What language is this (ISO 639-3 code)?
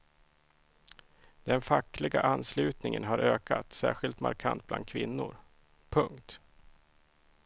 swe